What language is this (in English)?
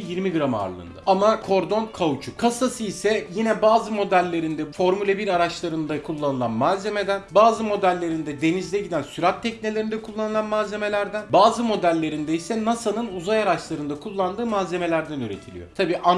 Turkish